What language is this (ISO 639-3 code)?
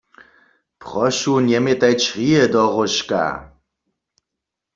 hsb